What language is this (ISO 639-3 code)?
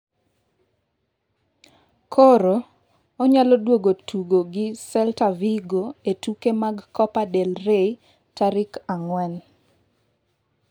luo